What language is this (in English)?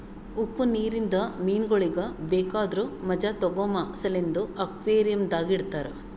Kannada